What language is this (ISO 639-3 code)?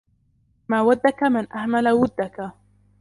ara